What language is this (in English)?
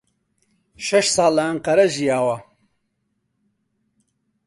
Central Kurdish